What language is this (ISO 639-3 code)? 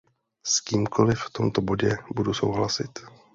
ces